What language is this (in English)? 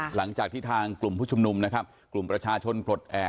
Thai